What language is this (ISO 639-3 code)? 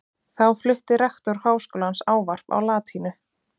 isl